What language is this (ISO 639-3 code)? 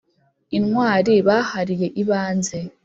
kin